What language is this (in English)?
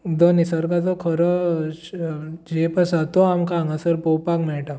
Konkani